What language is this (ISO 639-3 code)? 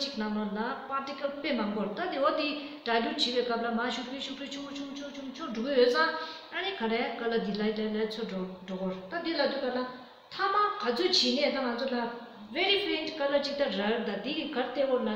ron